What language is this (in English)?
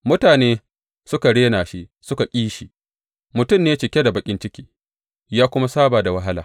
Hausa